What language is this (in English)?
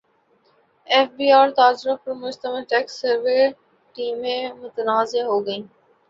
Urdu